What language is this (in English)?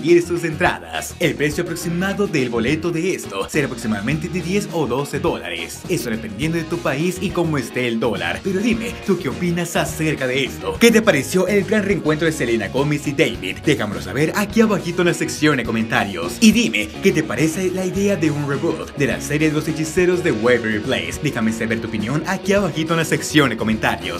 Spanish